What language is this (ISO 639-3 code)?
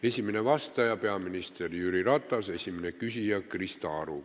est